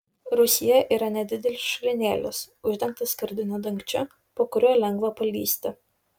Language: Lithuanian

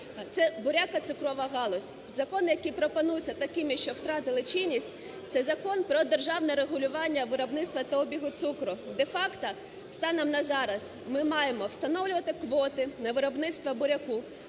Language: Ukrainian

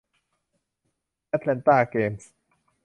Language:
Thai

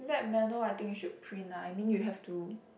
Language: English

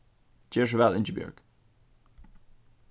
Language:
Faroese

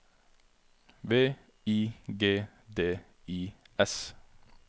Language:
Norwegian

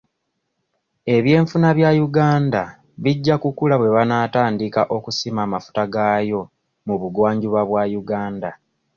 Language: Ganda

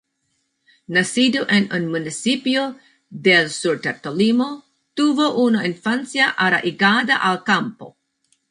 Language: Spanish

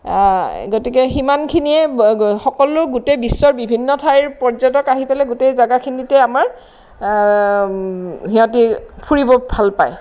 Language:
Assamese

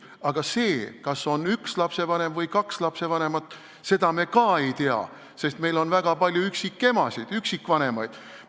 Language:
Estonian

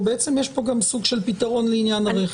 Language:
Hebrew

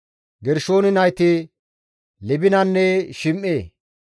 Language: Gamo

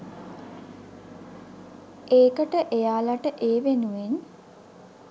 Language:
Sinhala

